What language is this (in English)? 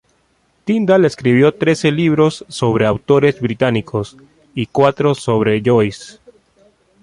Spanish